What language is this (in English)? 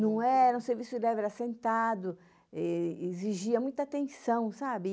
Portuguese